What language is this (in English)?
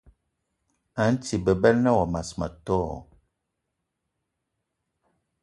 Eton (Cameroon)